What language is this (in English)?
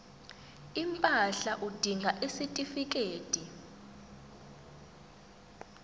Zulu